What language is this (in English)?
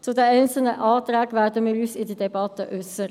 Swiss German